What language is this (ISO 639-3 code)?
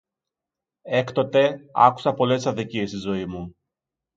ell